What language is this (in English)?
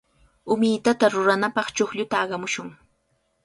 Cajatambo North Lima Quechua